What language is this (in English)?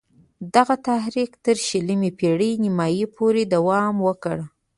Pashto